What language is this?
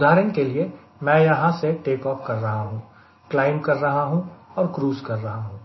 Hindi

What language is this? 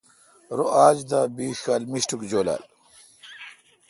Kalkoti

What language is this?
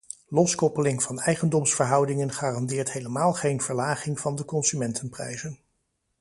Dutch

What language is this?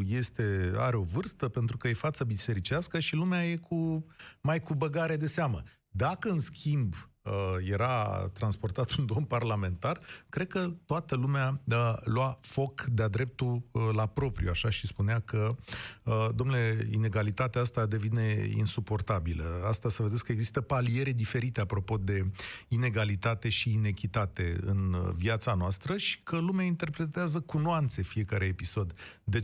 Romanian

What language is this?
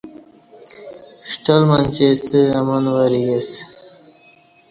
Kati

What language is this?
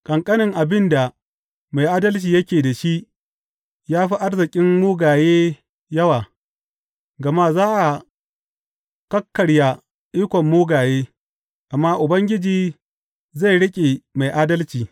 Hausa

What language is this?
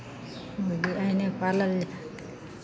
Maithili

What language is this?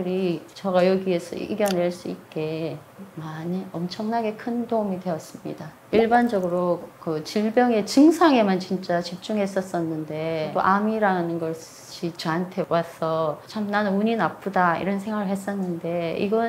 Korean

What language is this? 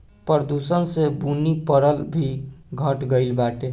Bhojpuri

